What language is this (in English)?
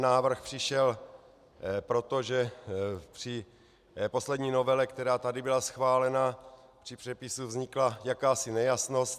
Czech